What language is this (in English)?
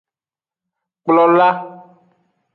Aja (Benin)